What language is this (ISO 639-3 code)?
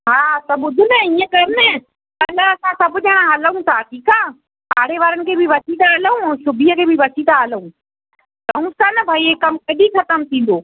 snd